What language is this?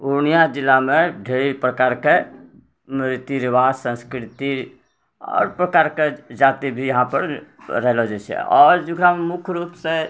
Maithili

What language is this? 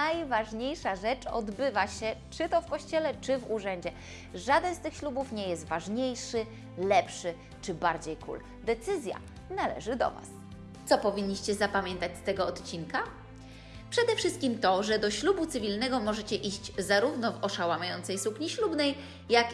Polish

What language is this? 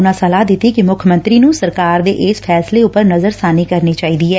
Punjabi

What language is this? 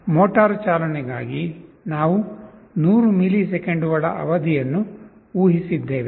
Kannada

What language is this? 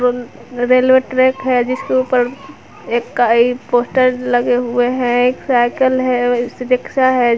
Hindi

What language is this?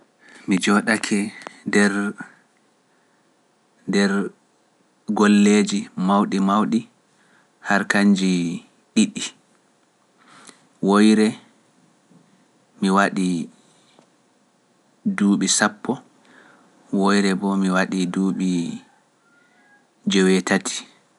Pular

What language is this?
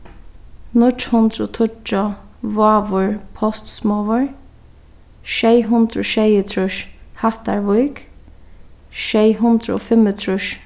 Faroese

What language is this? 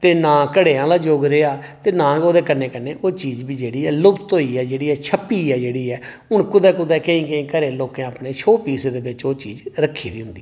Dogri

